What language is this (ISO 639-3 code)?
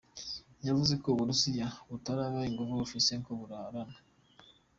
kin